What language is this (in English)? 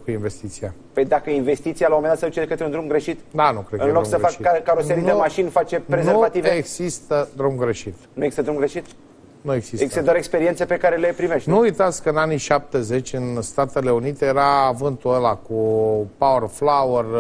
Romanian